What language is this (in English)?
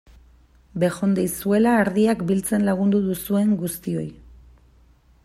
Basque